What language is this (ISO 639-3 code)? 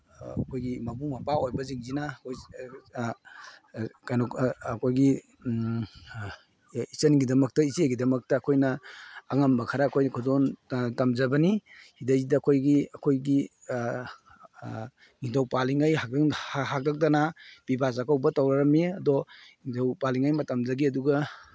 mni